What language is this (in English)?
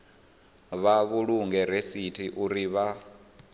Venda